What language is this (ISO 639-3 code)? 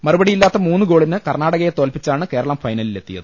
mal